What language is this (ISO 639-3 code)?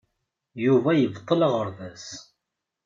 kab